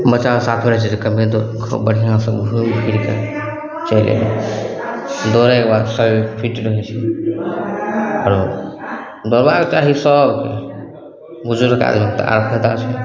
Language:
Maithili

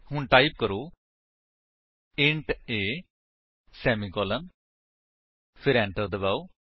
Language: Punjabi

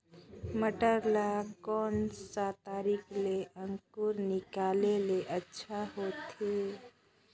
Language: Chhattisgarhi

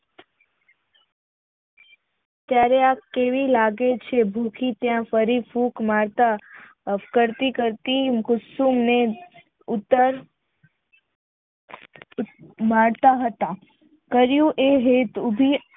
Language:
Gujarati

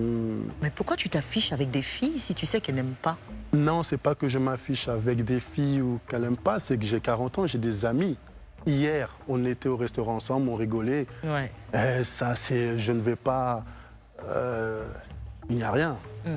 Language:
French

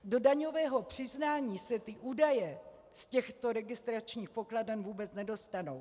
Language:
Czech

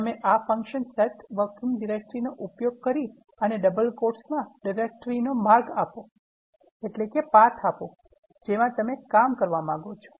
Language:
Gujarati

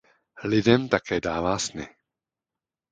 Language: Czech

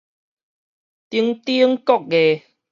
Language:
Min Nan Chinese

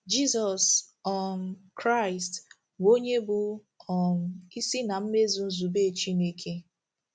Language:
Igbo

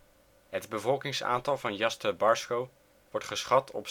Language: Dutch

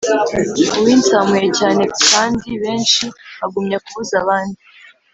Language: Kinyarwanda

